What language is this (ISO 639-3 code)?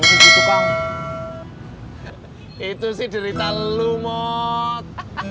ind